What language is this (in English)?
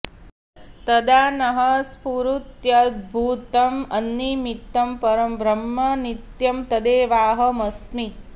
Sanskrit